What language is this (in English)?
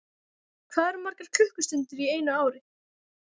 Icelandic